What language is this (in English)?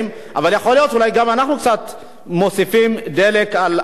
Hebrew